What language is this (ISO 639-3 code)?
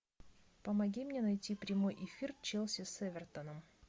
rus